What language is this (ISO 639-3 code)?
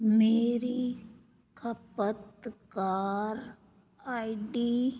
pan